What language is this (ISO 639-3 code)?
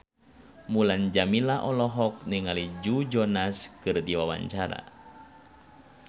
sun